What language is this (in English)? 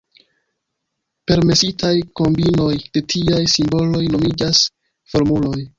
Esperanto